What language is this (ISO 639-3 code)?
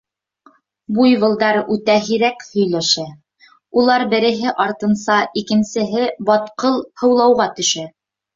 bak